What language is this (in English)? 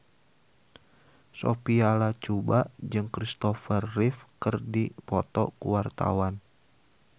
Sundanese